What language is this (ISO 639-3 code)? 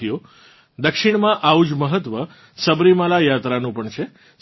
guj